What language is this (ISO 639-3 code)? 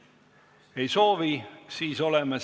est